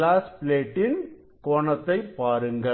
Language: Tamil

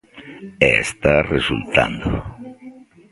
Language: Galician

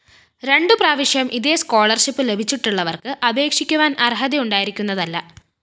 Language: Malayalam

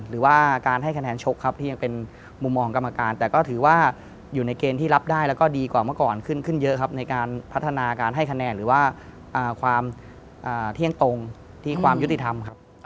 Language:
Thai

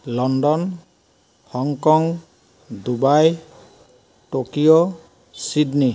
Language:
Assamese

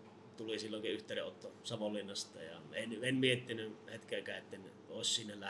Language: Finnish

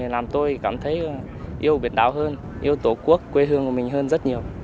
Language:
Vietnamese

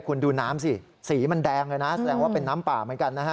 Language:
Thai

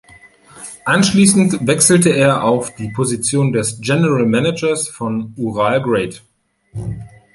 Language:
German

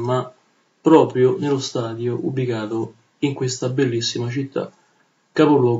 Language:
Italian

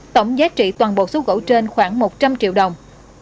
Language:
Vietnamese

